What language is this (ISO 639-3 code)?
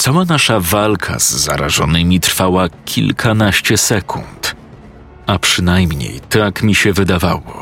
pol